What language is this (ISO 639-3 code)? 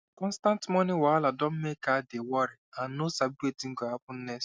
pcm